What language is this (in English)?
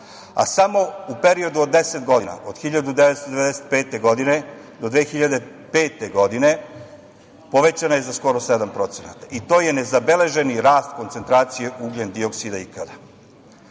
Serbian